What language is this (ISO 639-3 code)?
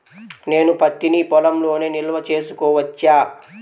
tel